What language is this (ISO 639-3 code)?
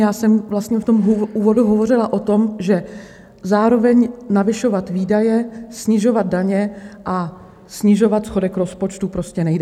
ces